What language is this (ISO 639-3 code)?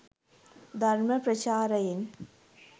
sin